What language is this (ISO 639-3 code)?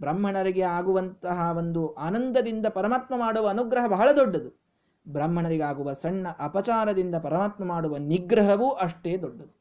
kan